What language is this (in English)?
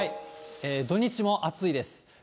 Japanese